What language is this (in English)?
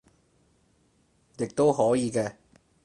Cantonese